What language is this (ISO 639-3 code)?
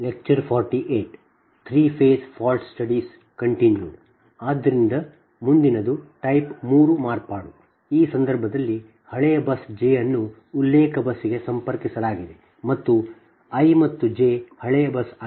kan